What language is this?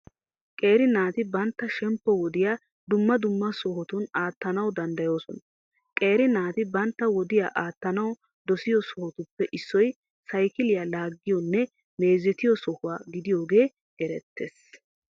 Wolaytta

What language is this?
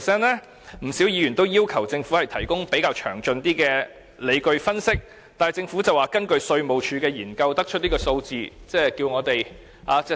Cantonese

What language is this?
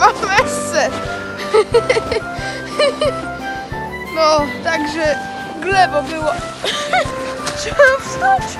Polish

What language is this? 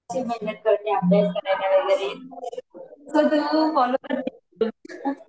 Marathi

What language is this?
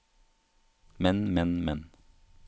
Norwegian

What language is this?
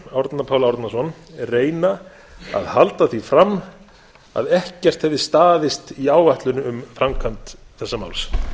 Icelandic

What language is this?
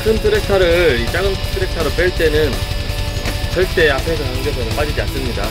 Korean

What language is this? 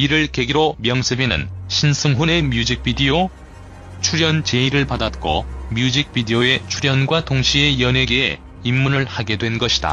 Korean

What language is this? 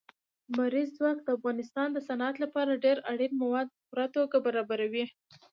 Pashto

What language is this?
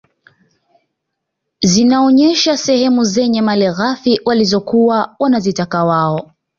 Swahili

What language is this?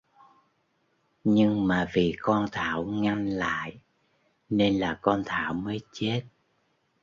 Vietnamese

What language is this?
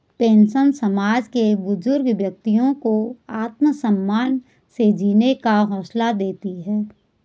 Hindi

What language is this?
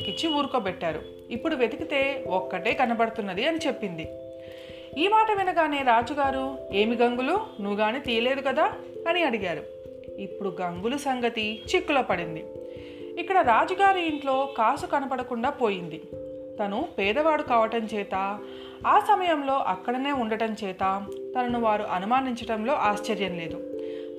Telugu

